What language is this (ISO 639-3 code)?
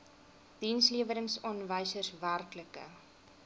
afr